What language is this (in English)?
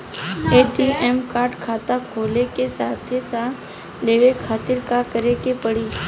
Bhojpuri